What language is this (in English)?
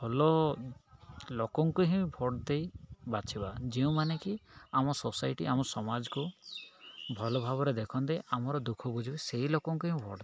Odia